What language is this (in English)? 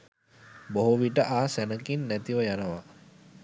Sinhala